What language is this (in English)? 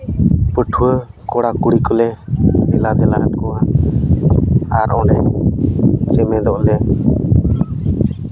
Santali